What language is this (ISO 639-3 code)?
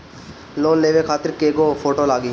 bho